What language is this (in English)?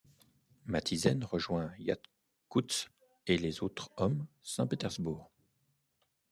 French